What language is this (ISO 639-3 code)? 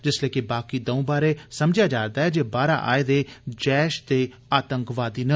doi